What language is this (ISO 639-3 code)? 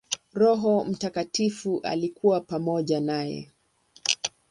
swa